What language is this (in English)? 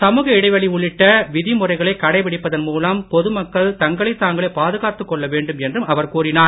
Tamil